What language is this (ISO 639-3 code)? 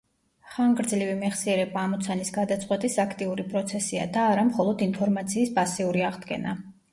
kat